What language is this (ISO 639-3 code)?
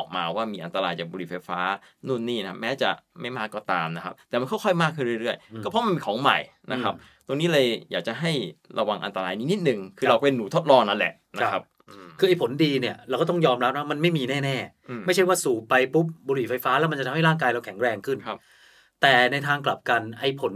tha